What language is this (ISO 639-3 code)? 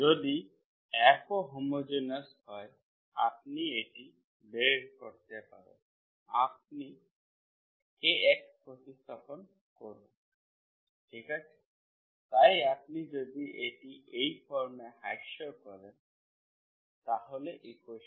ben